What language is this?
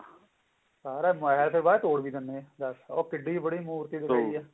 Punjabi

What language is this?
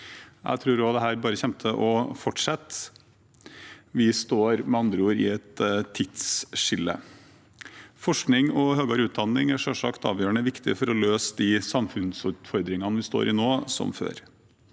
Norwegian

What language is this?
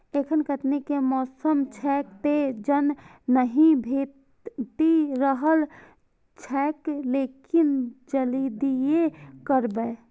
Maithili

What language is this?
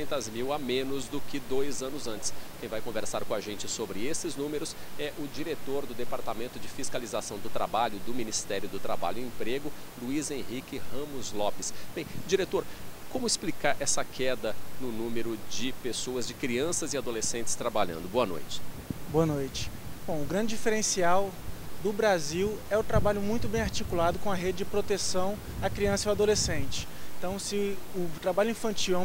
Portuguese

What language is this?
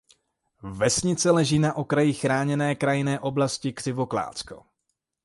Czech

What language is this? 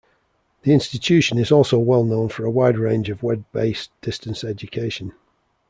English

